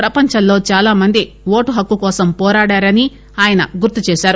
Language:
Telugu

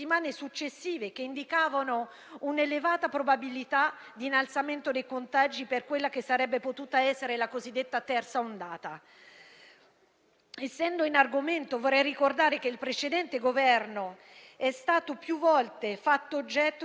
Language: Italian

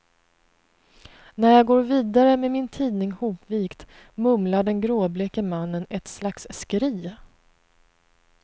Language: Swedish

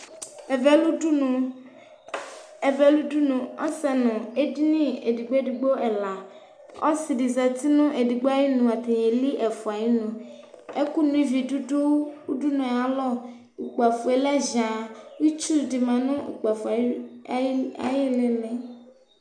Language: Ikposo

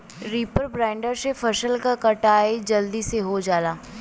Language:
Bhojpuri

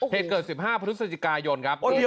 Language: Thai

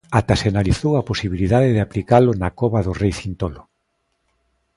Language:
Galician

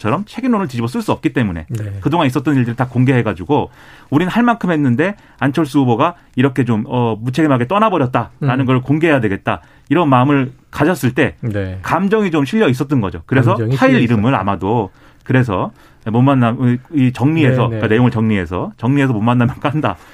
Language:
Korean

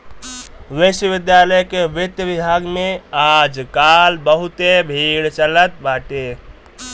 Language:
Bhojpuri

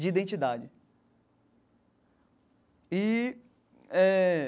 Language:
Portuguese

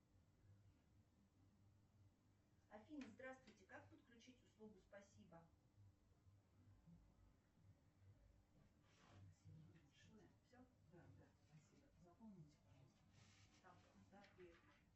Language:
Russian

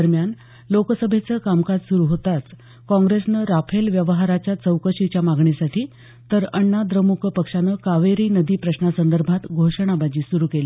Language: Marathi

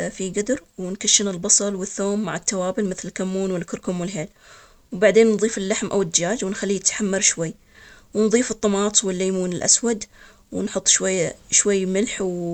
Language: Omani Arabic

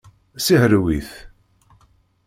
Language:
Kabyle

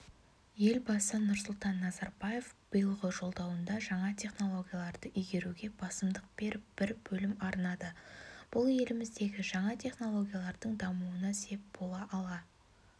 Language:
Kazakh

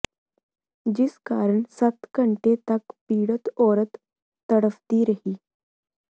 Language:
Punjabi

